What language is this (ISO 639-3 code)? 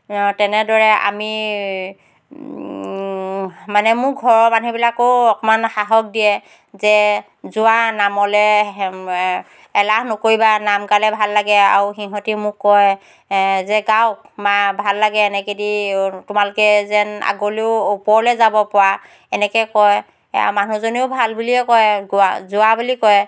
asm